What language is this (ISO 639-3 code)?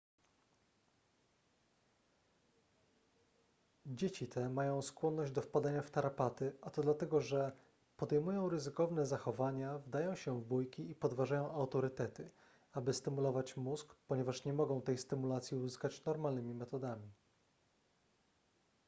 pol